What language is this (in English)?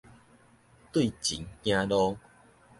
Min Nan Chinese